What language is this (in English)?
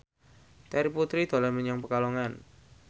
Javanese